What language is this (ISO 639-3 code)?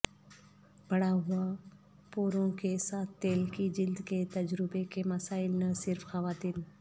urd